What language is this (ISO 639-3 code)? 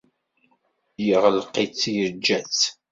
kab